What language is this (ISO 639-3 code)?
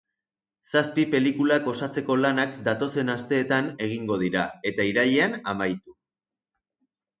eus